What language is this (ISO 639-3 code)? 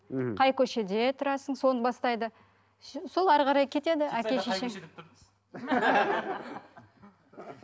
kaz